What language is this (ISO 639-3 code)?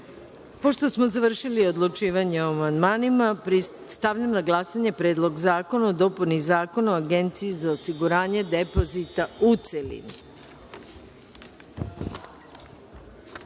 srp